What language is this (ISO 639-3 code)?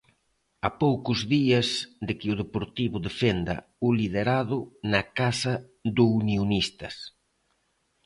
glg